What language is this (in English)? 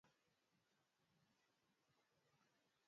Swahili